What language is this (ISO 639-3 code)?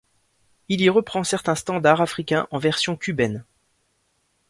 fra